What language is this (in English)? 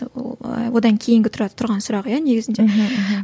Kazakh